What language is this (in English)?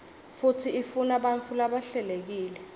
Swati